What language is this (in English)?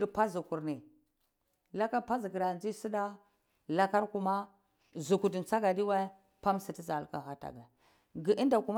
Cibak